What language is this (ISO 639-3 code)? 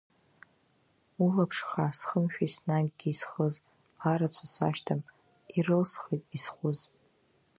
abk